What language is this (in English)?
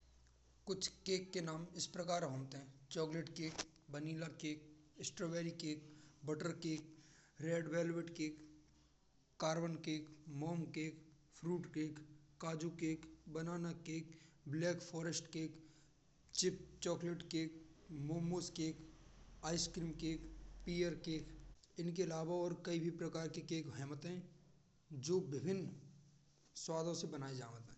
Braj